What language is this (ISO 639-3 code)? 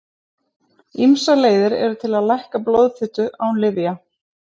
isl